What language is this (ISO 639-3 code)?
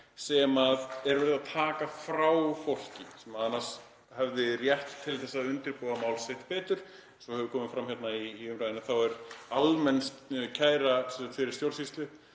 isl